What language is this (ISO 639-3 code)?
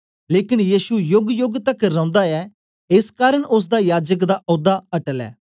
doi